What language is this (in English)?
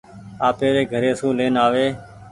Goaria